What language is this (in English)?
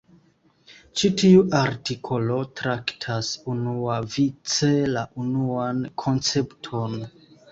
Esperanto